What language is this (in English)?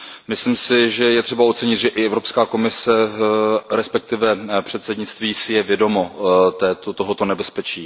Czech